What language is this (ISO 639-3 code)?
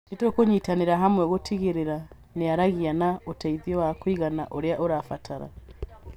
kik